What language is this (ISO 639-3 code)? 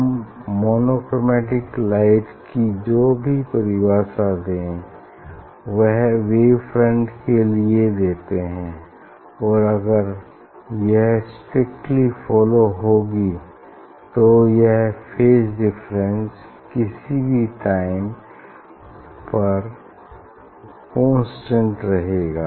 hin